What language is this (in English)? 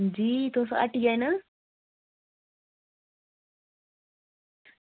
Dogri